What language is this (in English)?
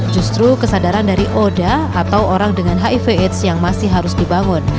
Indonesian